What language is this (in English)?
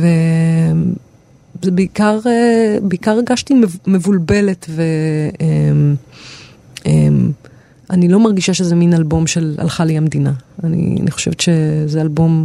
Hebrew